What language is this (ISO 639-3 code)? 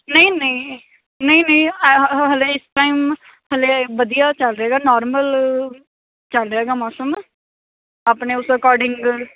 pan